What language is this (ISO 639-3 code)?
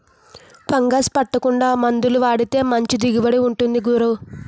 tel